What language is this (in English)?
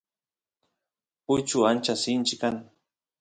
Santiago del Estero Quichua